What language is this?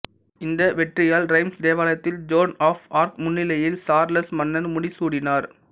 Tamil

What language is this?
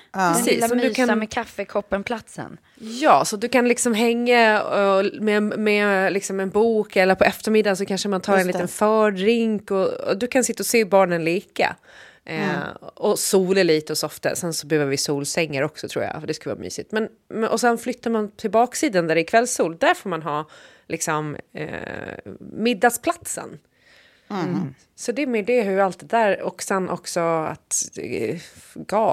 Swedish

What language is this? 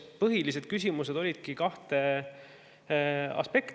Estonian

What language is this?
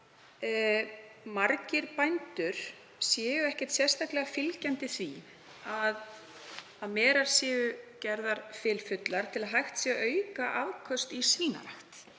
Icelandic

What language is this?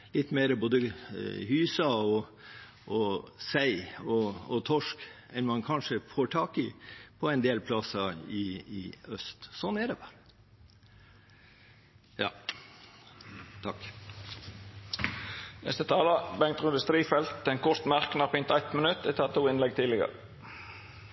Norwegian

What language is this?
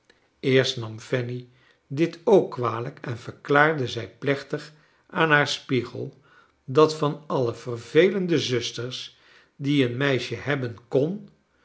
Dutch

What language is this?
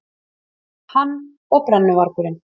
Icelandic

